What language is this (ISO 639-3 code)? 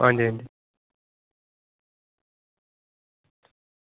doi